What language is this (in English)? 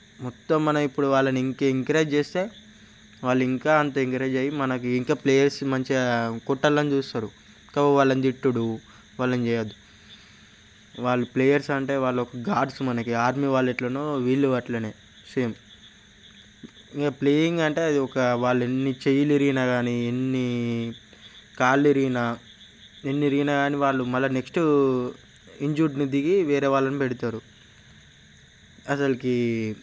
Telugu